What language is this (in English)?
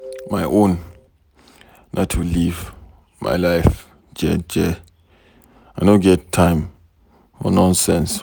Nigerian Pidgin